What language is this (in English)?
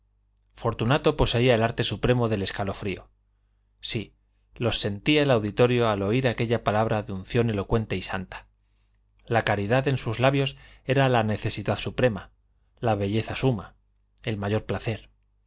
Spanish